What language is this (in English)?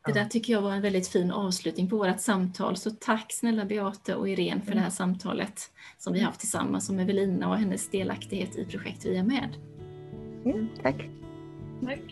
Swedish